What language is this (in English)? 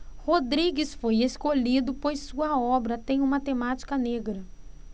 Portuguese